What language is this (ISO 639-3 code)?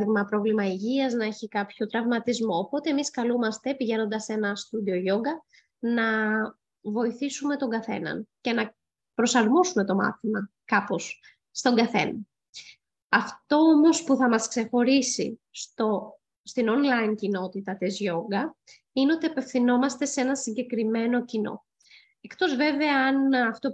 ell